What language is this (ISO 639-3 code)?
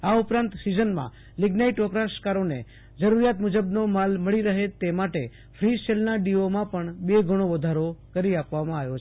guj